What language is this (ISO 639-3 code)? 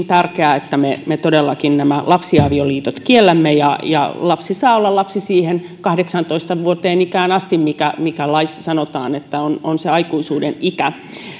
fin